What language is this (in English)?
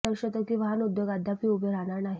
Marathi